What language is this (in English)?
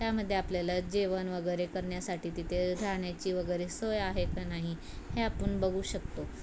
Marathi